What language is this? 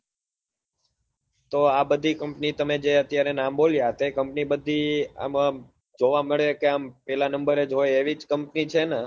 Gujarati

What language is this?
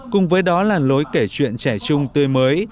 Vietnamese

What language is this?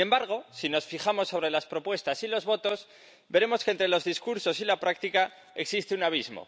Spanish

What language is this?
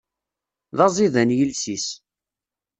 Kabyle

